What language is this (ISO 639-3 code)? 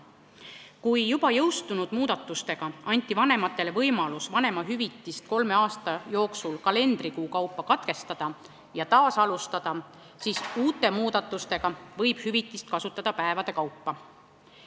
est